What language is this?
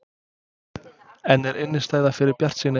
Icelandic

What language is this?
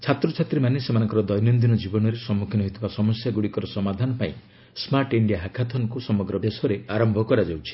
Odia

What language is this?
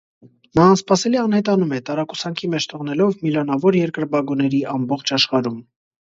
Armenian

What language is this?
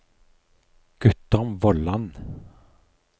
Norwegian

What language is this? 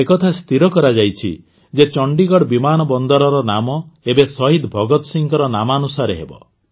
Odia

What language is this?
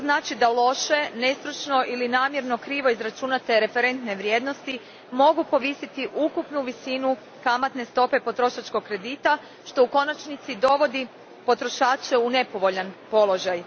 Croatian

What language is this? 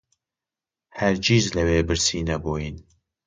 Central Kurdish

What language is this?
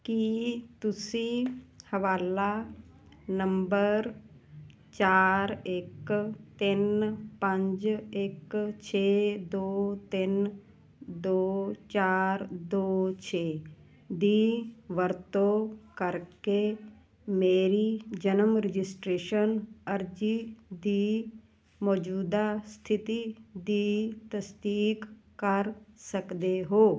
Punjabi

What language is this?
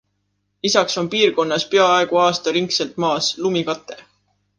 Estonian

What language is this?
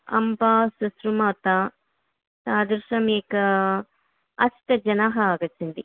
Sanskrit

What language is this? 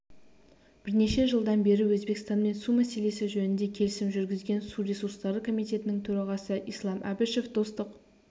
Kazakh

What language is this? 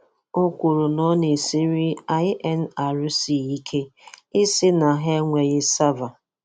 Igbo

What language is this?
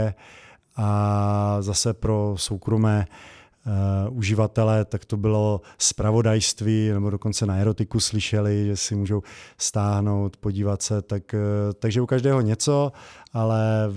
Czech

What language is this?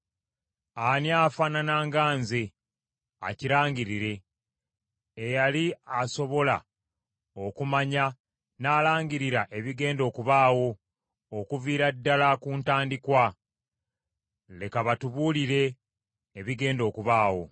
Ganda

